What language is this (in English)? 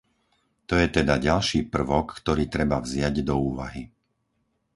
Slovak